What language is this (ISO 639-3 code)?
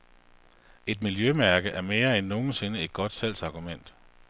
dan